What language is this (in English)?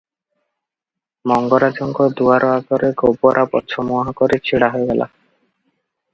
Odia